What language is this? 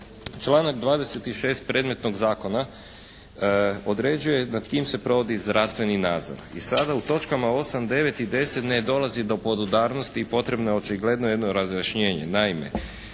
Croatian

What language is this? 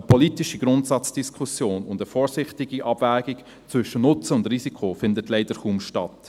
Swiss German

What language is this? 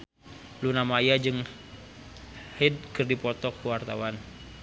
Sundanese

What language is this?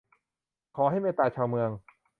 Thai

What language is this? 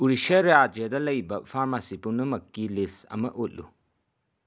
Manipuri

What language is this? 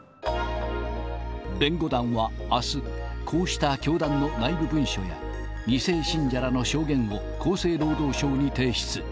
Japanese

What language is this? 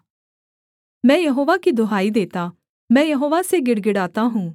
Hindi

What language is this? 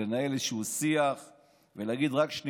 Hebrew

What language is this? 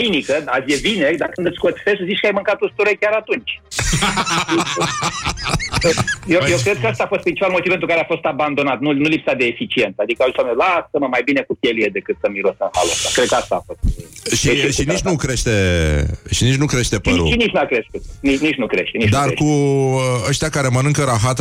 Romanian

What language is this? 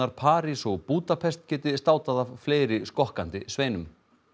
Icelandic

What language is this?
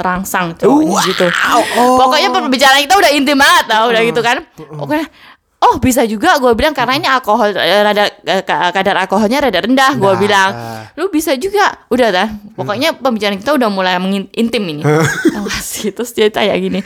Indonesian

